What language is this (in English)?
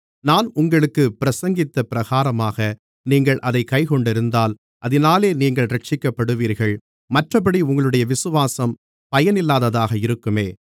Tamil